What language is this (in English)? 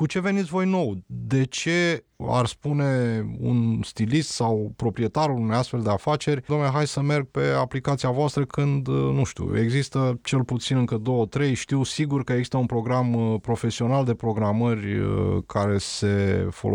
Romanian